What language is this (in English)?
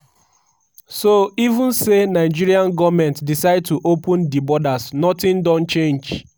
Nigerian Pidgin